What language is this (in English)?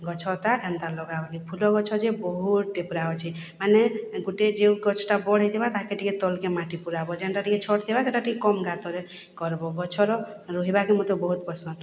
Odia